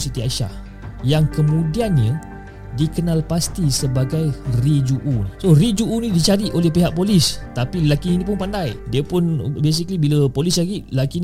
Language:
Malay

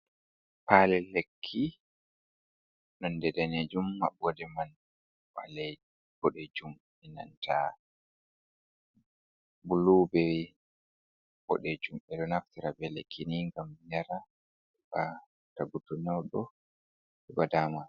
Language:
Fula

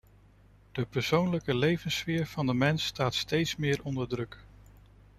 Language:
Dutch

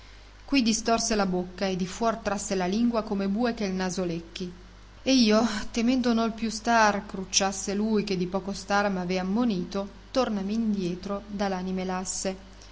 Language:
Italian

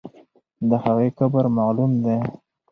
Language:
Pashto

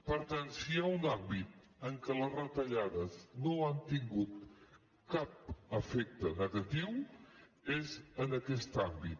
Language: Catalan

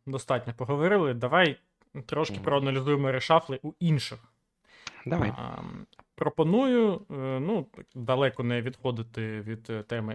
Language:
Ukrainian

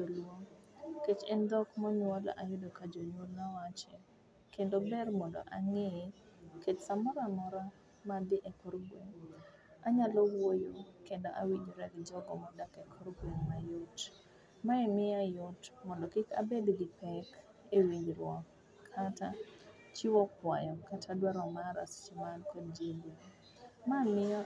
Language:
Luo (Kenya and Tanzania)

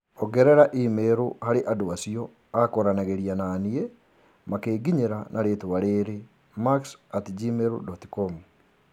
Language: Kikuyu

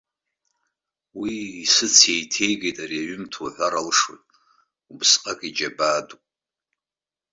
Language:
Abkhazian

